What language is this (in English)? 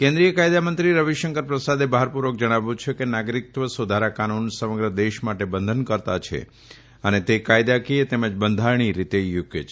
Gujarati